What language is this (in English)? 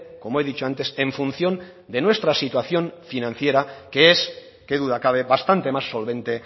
Spanish